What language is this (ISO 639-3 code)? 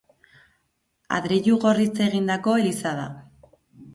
eus